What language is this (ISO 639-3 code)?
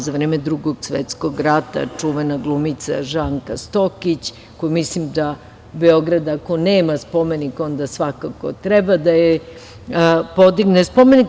srp